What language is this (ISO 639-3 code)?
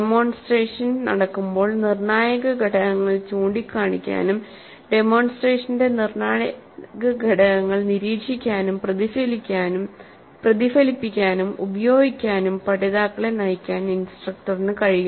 mal